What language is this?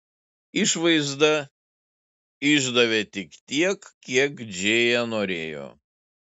Lithuanian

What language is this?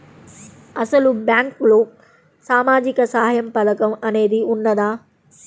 Telugu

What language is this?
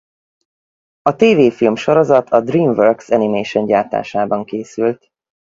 Hungarian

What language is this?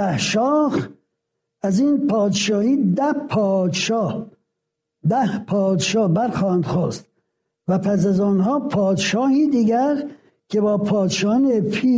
Persian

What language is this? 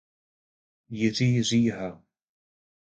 Czech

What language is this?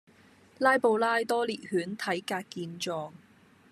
Cantonese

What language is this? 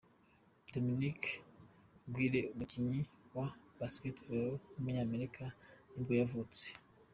Kinyarwanda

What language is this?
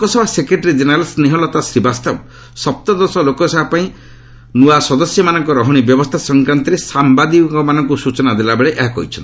Odia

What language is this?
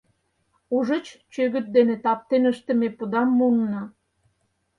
Mari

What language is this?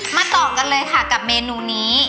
Thai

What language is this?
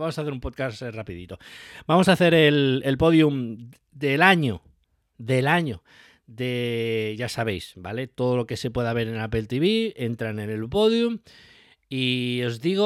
Spanish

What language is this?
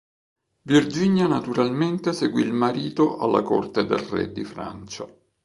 Italian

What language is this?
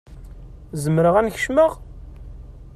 Kabyle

